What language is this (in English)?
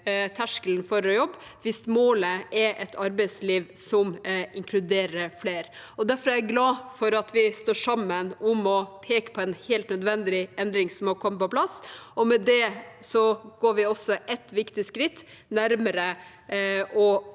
Norwegian